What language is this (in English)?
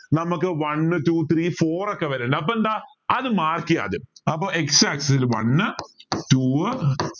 Malayalam